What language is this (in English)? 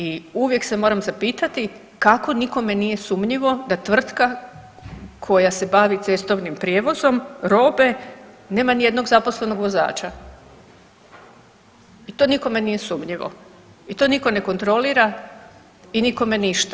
Croatian